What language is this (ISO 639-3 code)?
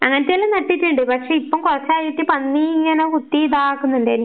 mal